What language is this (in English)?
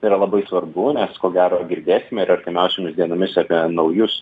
Lithuanian